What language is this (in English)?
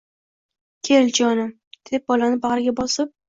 Uzbek